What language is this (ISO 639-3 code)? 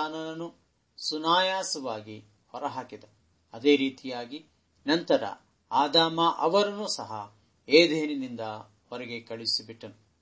kan